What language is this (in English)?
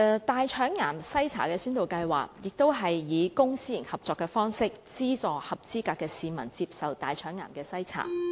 Cantonese